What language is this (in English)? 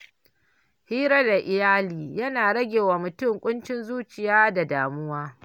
Hausa